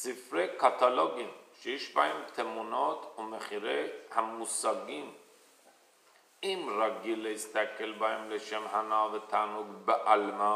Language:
Persian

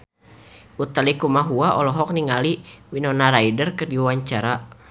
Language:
Sundanese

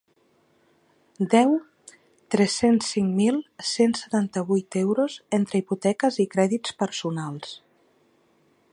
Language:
Catalan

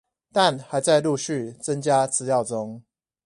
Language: Chinese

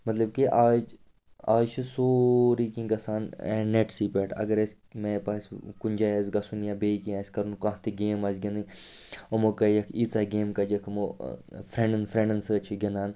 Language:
Kashmiri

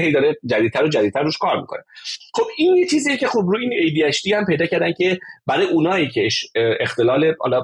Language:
Persian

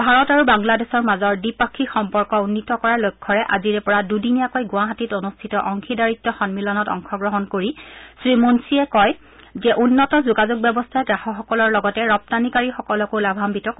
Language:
Assamese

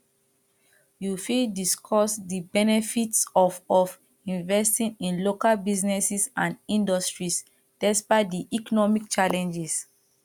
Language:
Nigerian Pidgin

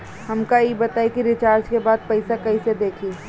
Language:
Bhojpuri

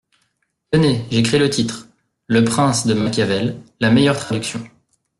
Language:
French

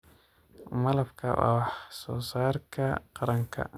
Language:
Somali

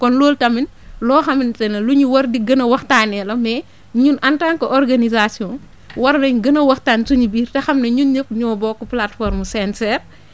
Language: Wolof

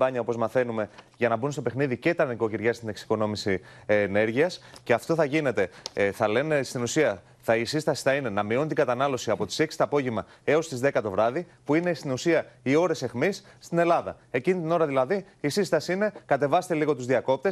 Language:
Greek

